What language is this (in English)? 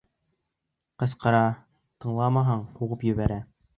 Bashkir